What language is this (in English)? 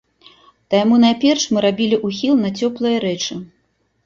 Belarusian